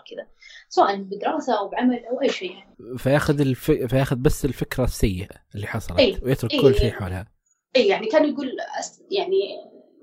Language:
Arabic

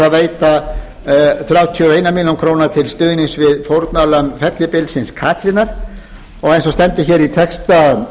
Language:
Icelandic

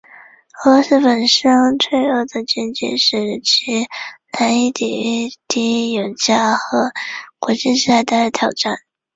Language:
Chinese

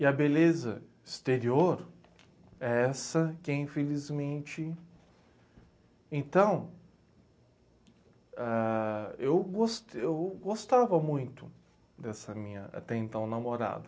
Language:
Portuguese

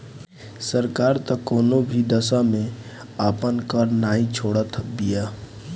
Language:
Bhojpuri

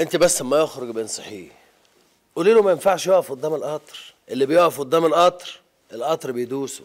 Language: Arabic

